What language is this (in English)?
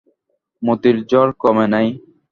Bangla